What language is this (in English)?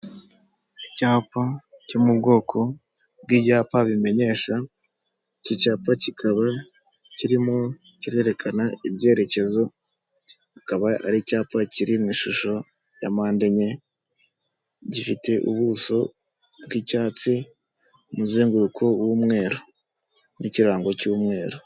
Kinyarwanda